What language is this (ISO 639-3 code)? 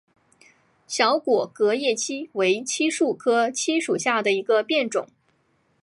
zho